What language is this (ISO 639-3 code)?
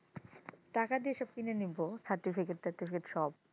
ben